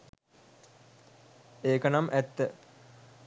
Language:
Sinhala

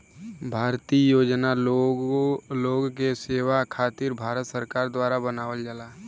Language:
Bhojpuri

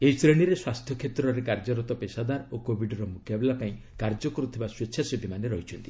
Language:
Odia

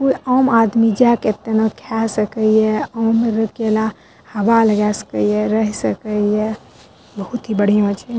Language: Maithili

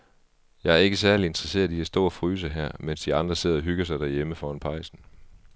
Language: Danish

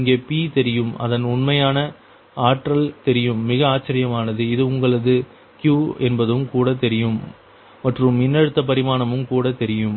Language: Tamil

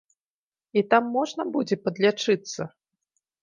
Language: Belarusian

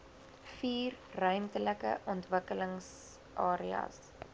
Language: Afrikaans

